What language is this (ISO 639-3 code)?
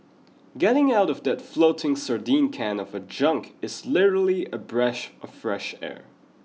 eng